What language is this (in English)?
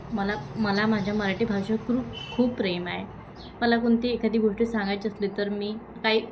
Marathi